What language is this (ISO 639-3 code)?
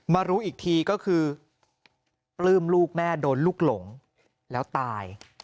tha